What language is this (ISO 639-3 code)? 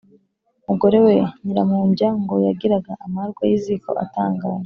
kin